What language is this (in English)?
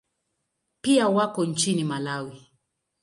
Swahili